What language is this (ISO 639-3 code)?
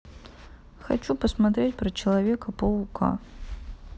rus